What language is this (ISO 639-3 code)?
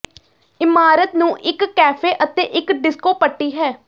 pan